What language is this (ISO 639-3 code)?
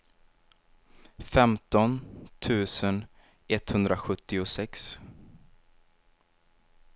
swe